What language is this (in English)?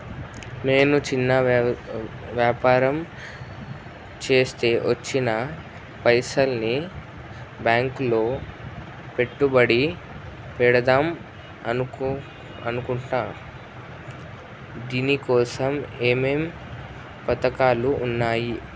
Telugu